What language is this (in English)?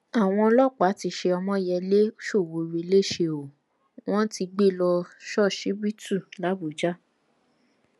Yoruba